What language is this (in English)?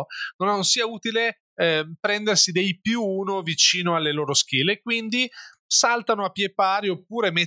Italian